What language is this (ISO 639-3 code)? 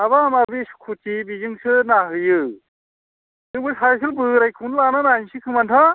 brx